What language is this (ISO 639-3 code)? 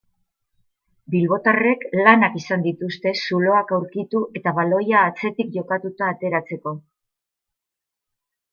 eus